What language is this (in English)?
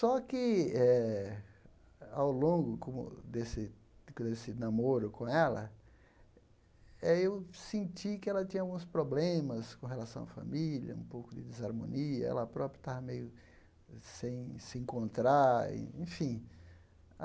Portuguese